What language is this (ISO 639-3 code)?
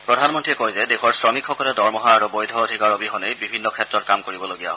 asm